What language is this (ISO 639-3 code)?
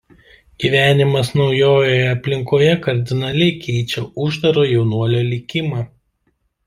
lit